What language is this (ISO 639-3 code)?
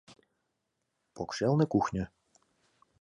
chm